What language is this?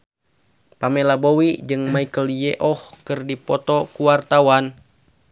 Sundanese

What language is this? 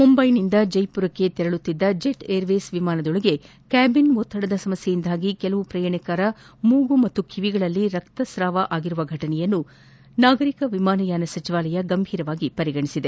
Kannada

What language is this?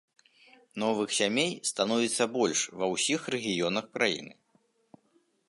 Belarusian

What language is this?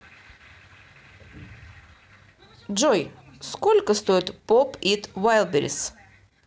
Russian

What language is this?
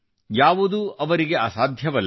Kannada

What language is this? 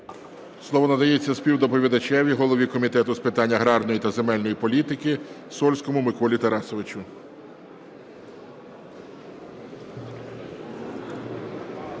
Ukrainian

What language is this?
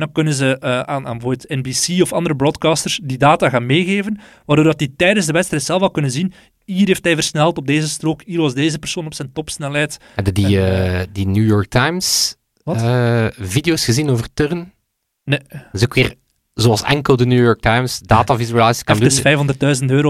Dutch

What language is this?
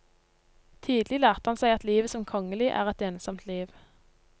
Norwegian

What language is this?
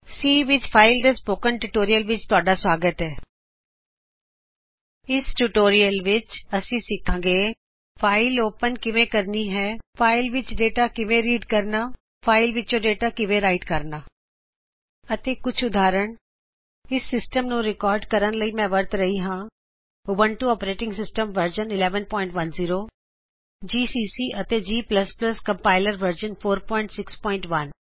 Punjabi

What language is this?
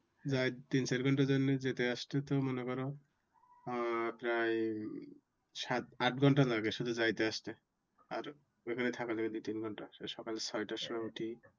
Bangla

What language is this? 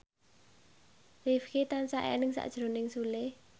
Javanese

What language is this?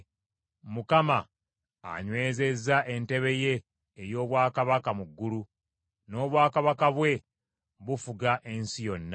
Ganda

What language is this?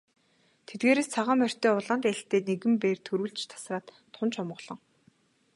Mongolian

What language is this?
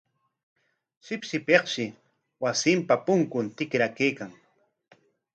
Corongo Ancash Quechua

